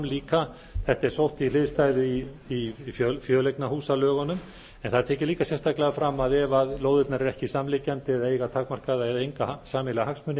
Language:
Icelandic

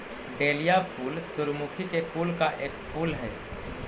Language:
Magahi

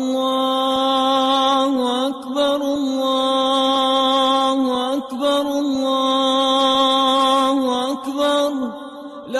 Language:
Arabic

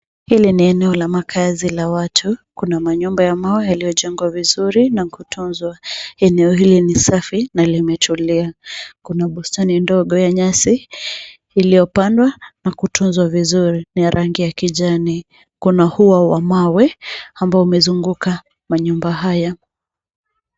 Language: Swahili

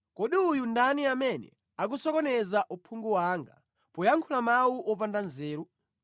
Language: Nyanja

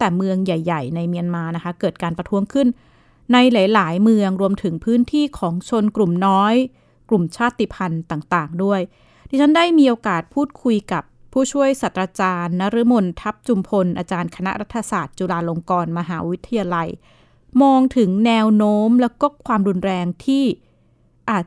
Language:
Thai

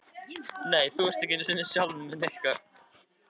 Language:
Icelandic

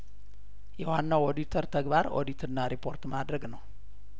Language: Amharic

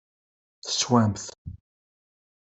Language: Kabyle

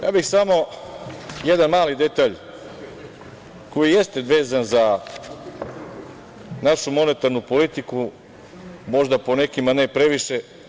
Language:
Serbian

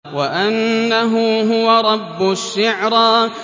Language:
Arabic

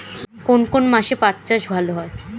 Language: Bangla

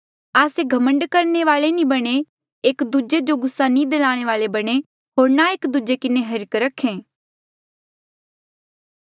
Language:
Mandeali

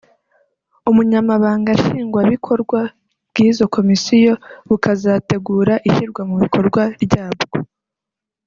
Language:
Kinyarwanda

